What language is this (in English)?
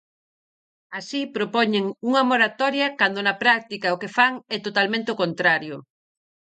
Galician